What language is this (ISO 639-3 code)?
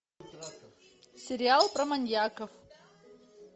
rus